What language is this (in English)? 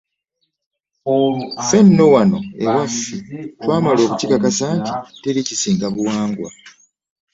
Ganda